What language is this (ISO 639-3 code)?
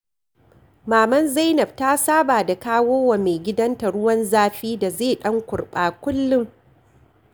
hau